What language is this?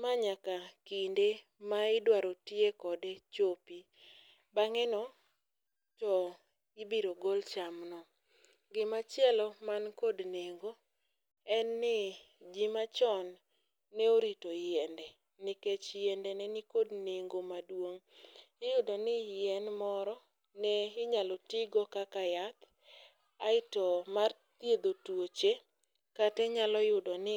Luo (Kenya and Tanzania)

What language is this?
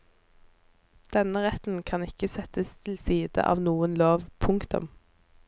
Norwegian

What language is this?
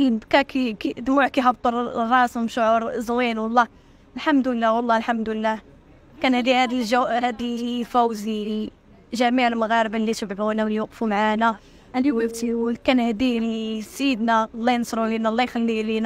Arabic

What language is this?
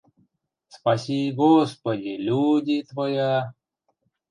Western Mari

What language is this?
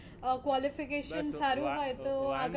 Gujarati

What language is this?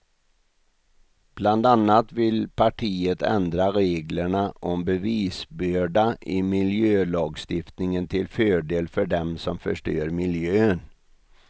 Swedish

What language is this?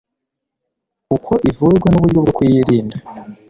Kinyarwanda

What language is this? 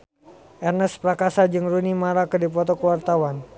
Sundanese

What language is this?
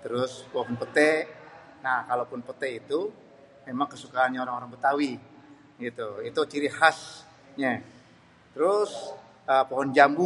Betawi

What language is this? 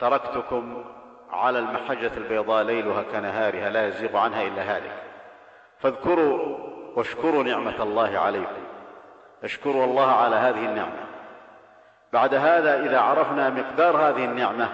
Arabic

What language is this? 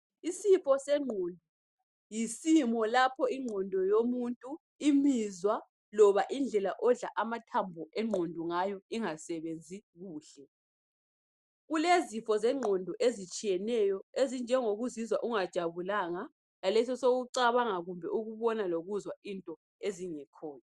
North Ndebele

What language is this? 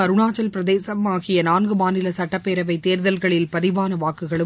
Tamil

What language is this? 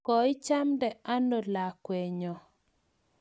Kalenjin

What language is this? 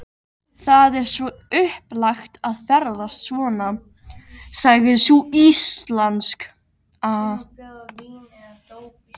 Icelandic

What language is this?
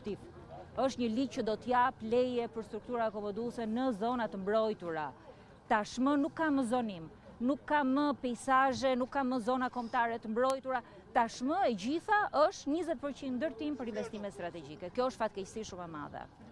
Romanian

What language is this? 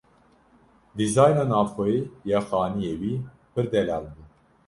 Kurdish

